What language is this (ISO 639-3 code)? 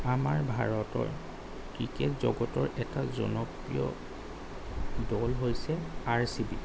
asm